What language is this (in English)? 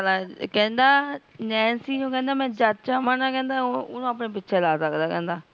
Punjabi